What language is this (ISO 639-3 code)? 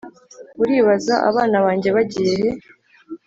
kin